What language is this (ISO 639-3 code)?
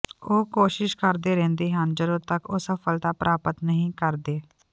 pan